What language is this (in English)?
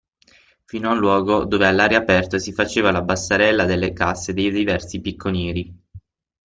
Italian